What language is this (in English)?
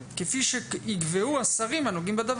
Hebrew